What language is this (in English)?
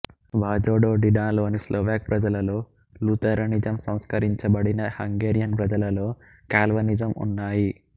Telugu